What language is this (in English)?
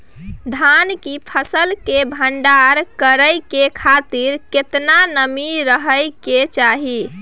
Maithili